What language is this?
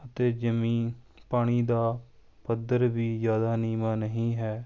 Punjabi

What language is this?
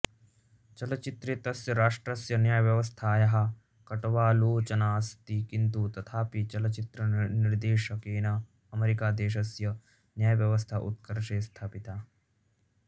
Sanskrit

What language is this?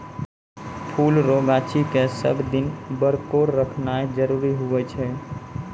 Maithili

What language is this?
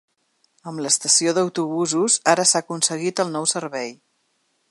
Catalan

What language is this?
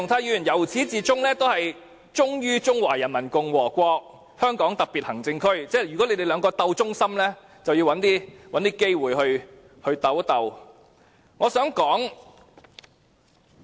Cantonese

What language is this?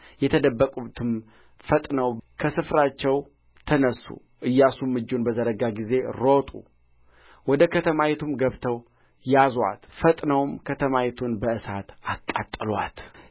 Amharic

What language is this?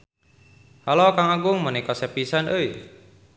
Sundanese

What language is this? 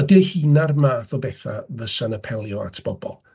Welsh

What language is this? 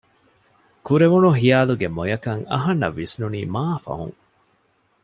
Divehi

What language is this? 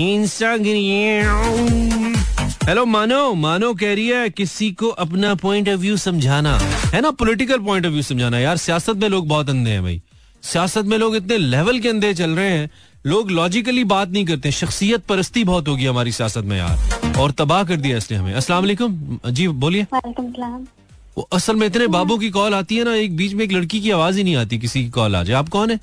Hindi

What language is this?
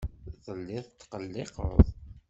Kabyle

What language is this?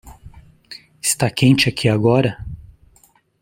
Portuguese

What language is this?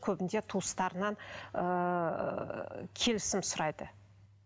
Kazakh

